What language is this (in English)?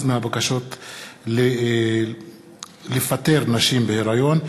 Hebrew